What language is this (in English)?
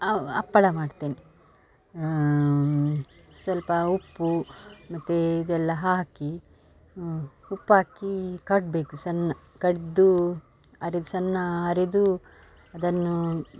Kannada